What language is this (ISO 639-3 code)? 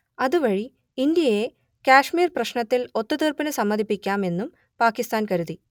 mal